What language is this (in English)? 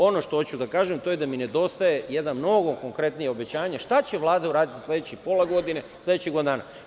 Serbian